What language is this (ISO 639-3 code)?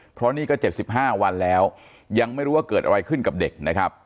tha